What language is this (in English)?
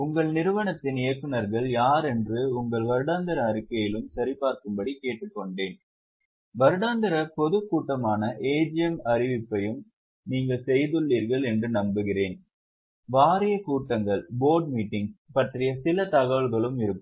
Tamil